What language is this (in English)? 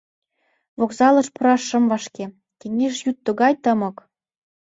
Mari